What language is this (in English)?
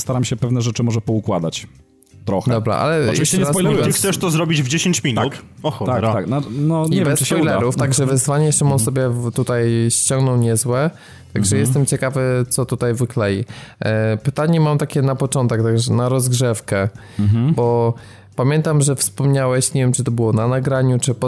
Polish